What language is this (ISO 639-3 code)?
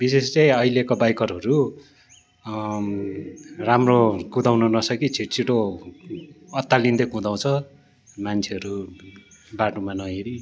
nep